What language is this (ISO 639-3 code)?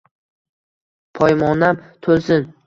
uzb